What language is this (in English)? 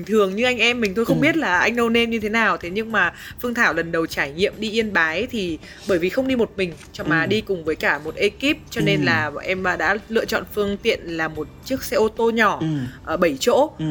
Vietnamese